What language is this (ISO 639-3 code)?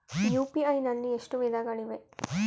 kan